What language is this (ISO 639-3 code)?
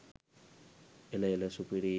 sin